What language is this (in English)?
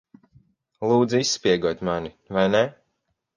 Latvian